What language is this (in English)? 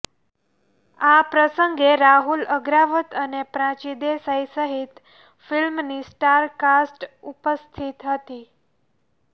Gujarati